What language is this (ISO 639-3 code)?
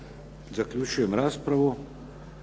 hrv